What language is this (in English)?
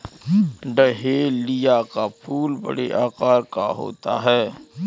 Hindi